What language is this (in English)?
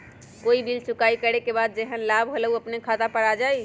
Magahi